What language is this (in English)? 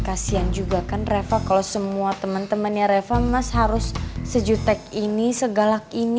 Indonesian